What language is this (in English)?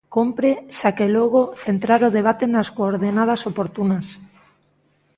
Galician